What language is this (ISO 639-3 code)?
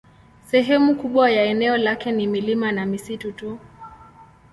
swa